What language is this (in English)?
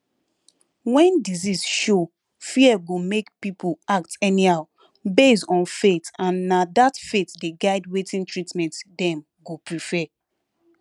Nigerian Pidgin